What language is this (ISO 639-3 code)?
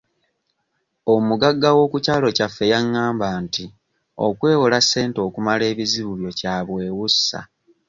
lug